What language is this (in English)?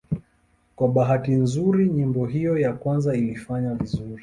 Swahili